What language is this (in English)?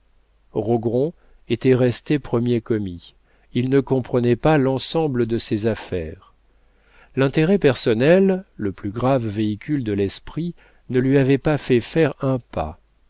French